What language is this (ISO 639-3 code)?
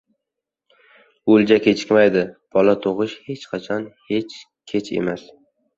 uzb